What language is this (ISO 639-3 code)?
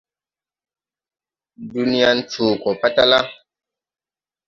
tui